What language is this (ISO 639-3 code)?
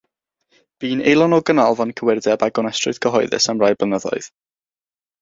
cym